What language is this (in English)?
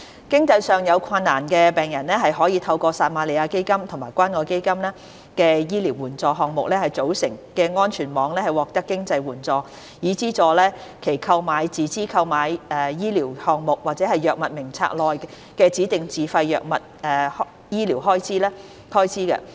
Cantonese